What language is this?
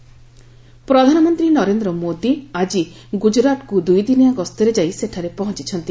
Odia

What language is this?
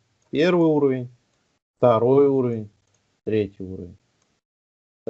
Russian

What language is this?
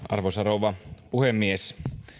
Finnish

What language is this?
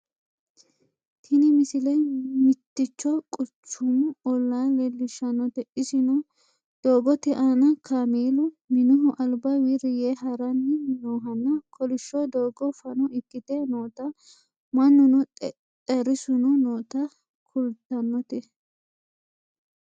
Sidamo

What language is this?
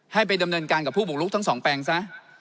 Thai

